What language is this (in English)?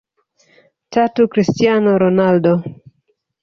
Swahili